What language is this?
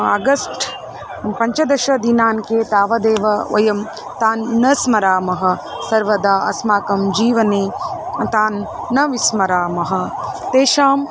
Sanskrit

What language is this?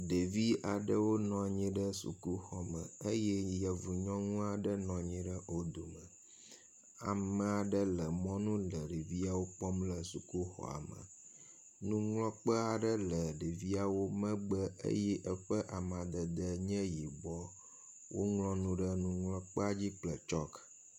Ewe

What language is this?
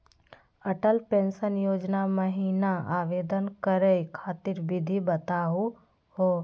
Magahi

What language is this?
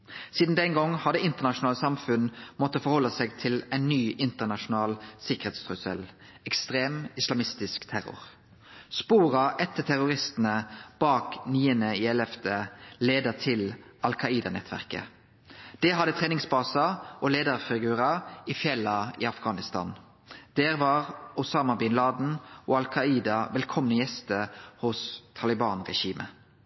Norwegian Nynorsk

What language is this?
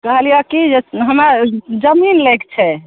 Maithili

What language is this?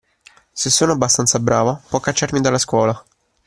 Italian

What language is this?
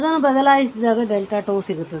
Kannada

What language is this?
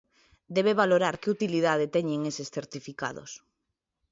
Galician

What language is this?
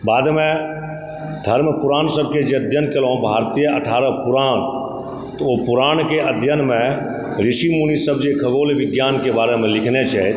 Maithili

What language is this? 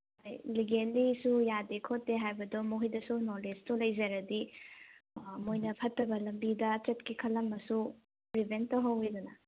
Manipuri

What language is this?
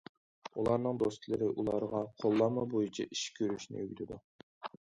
Uyghur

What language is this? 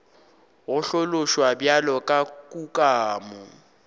Northern Sotho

